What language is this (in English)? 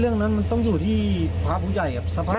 Thai